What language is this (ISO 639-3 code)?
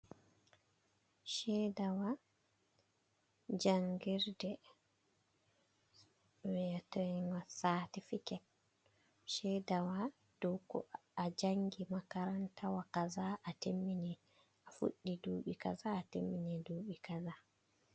ful